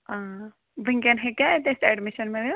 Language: Kashmiri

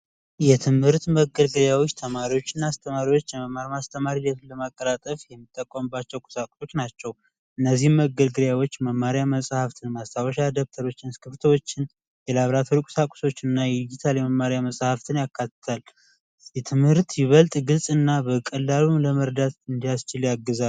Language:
Amharic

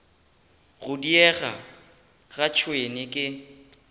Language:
Northern Sotho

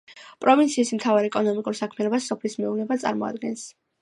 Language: Georgian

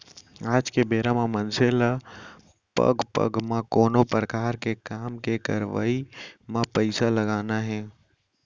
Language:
Chhattisgarhi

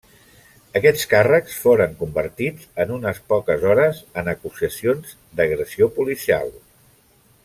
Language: Catalan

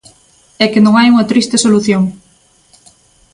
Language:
Galician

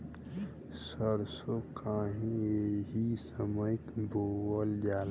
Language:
Bhojpuri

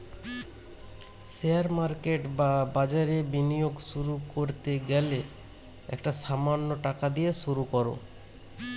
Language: Bangla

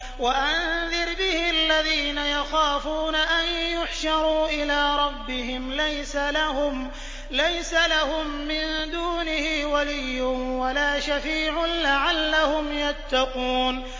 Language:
Arabic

